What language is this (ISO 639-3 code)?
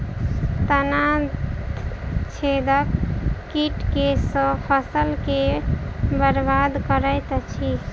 mai